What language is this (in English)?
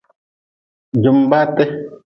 Nawdm